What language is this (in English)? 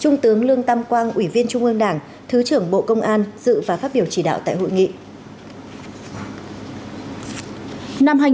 Vietnamese